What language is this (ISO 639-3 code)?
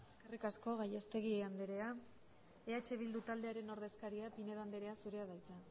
eus